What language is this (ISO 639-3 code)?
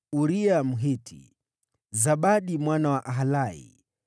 swa